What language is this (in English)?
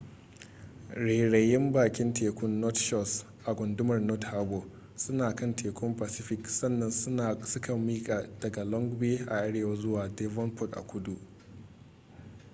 Hausa